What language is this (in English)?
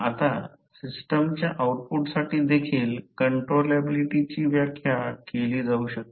Marathi